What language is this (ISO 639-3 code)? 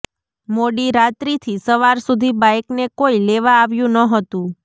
guj